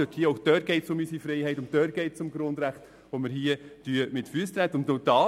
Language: Swiss German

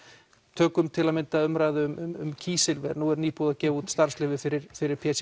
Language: Icelandic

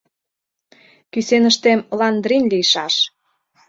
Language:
Mari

